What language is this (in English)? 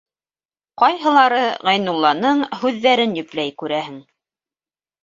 Bashkir